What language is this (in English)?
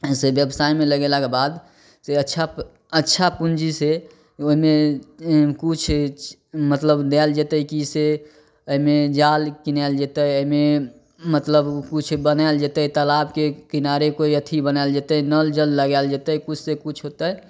Maithili